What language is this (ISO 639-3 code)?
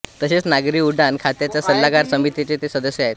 mar